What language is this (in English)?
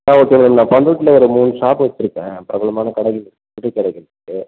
Tamil